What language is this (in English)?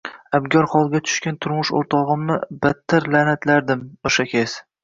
Uzbek